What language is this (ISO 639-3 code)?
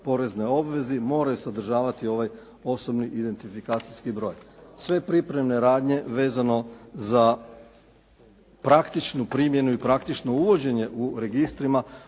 hrv